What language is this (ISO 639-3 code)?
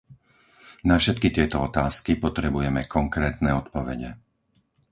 slk